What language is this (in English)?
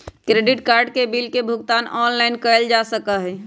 Magahi